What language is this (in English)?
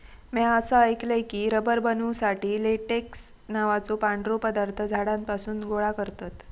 Marathi